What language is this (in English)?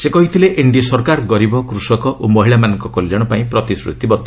Odia